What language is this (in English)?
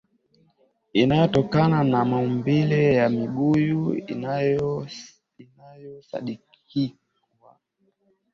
Swahili